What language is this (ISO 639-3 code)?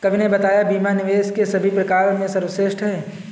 hin